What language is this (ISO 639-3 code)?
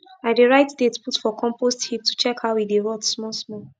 pcm